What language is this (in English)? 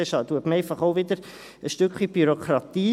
Swiss German